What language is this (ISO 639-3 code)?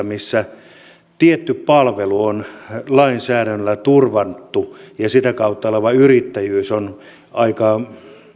fin